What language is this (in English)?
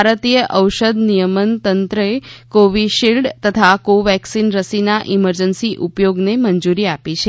Gujarati